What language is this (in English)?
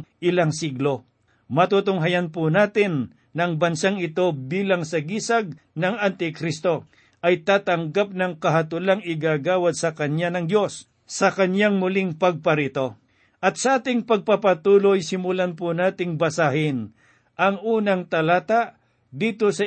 Filipino